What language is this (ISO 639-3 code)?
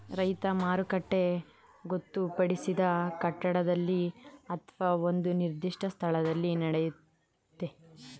kan